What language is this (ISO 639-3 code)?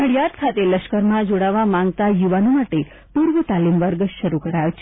guj